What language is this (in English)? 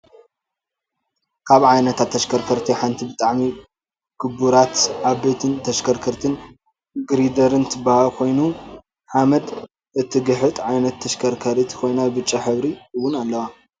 Tigrinya